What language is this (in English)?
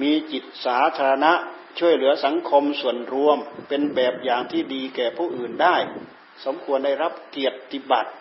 Thai